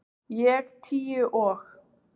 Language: Icelandic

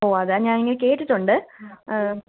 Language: Malayalam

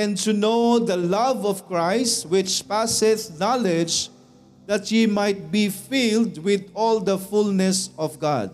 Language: Filipino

